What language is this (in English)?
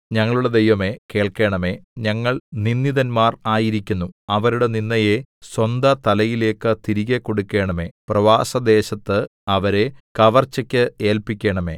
Malayalam